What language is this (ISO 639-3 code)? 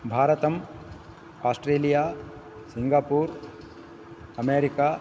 san